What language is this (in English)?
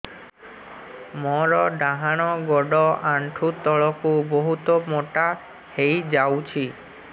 Odia